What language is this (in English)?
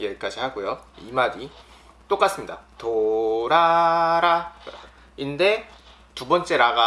Korean